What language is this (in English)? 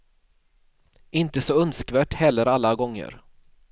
Swedish